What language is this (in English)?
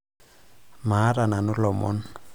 Masai